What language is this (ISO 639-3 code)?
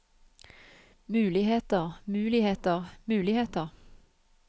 nor